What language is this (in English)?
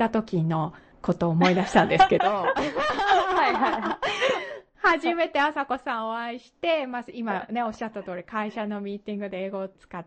Japanese